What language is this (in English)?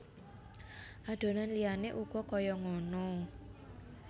Javanese